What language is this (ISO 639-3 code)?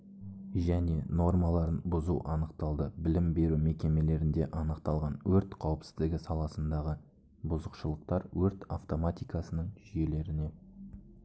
kaz